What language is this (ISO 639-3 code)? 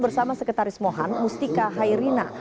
ind